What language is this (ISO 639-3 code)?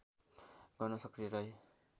nep